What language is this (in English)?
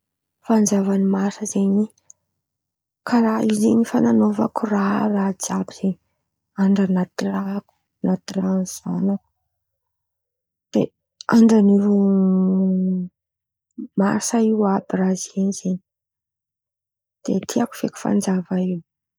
Antankarana Malagasy